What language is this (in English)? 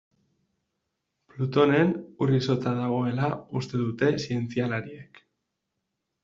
Basque